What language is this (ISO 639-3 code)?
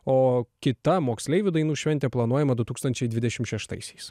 lit